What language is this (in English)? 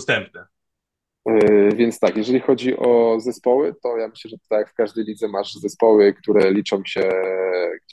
Polish